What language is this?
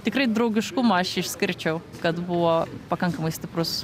Lithuanian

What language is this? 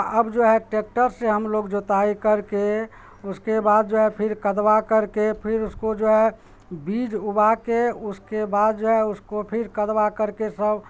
Urdu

